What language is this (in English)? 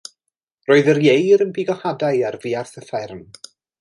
Welsh